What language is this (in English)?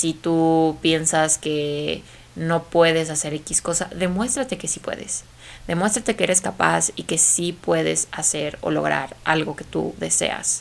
Spanish